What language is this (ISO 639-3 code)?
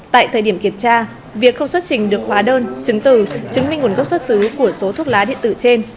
vie